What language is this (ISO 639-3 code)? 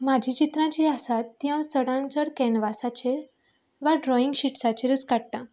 kok